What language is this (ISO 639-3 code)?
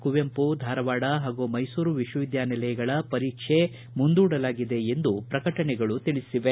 kan